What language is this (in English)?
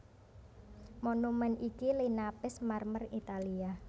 Javanese